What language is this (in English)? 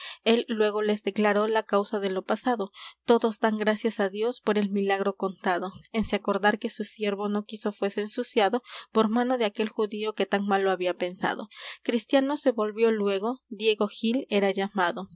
Spanish